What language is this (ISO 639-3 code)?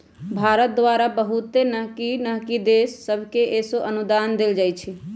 mag